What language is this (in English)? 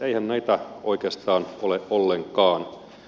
Finnish